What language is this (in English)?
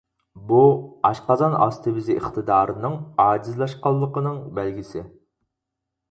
Uyghur